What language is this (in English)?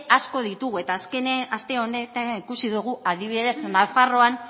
Basque